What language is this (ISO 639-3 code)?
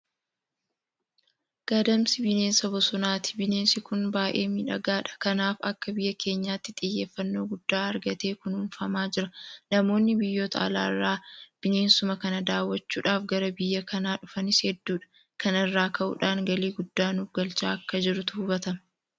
orm